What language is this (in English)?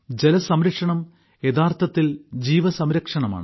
Malayalam